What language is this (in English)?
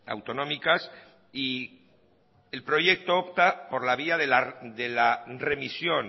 Spanish